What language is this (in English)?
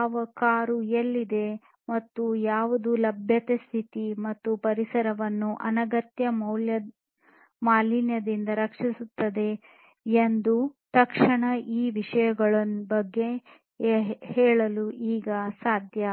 Kannada